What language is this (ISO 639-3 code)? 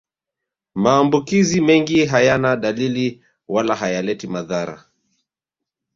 swa